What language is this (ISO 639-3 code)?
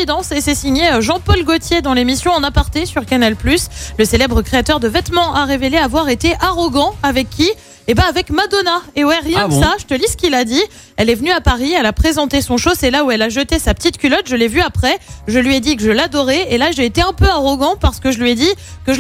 fra